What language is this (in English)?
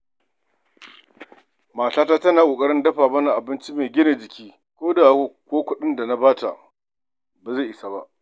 Hausa